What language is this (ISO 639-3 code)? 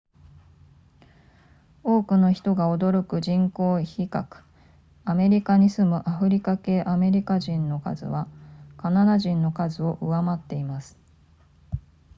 jpn